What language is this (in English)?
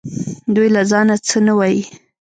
Pashto